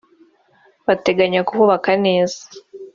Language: Kinyarwanda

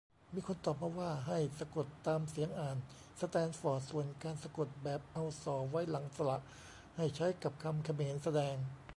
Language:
Thai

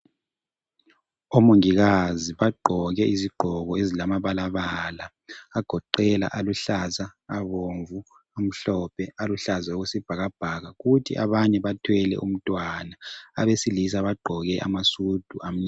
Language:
North Ndebele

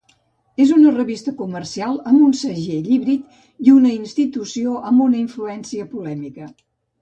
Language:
Catalan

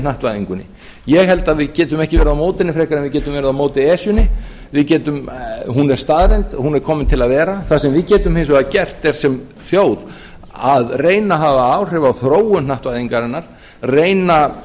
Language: Icelandic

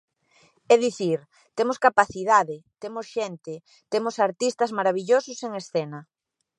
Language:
Galician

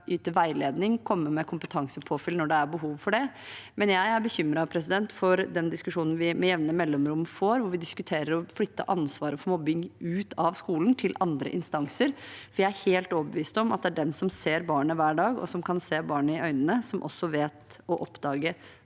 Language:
Norwegian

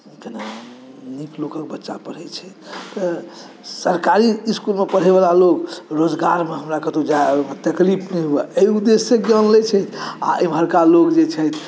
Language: Maithili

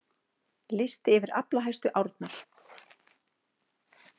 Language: Icelandic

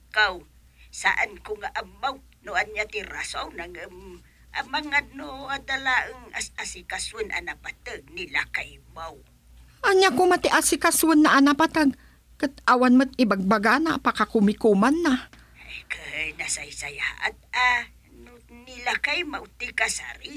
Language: Filipino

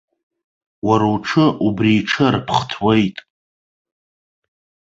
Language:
Abkhazian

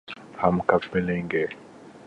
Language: Urdu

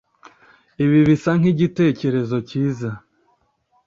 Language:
Kinyarwanda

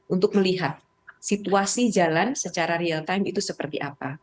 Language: Indonesian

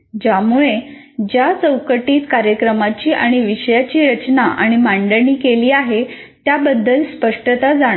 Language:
Marathi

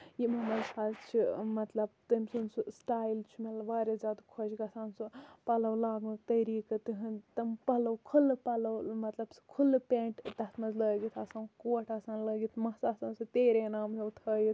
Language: Kashmiri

